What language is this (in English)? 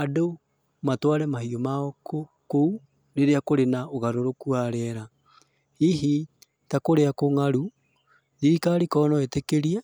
Kikuyu